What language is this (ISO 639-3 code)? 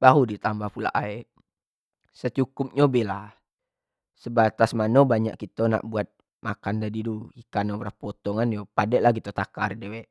jax